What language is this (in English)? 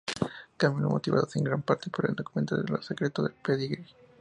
Spanish